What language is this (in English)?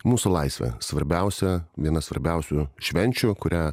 Lithuanian